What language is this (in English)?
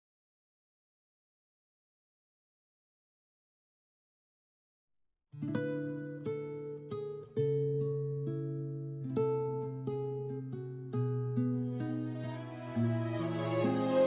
Indonesian